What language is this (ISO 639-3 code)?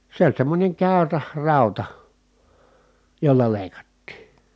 fin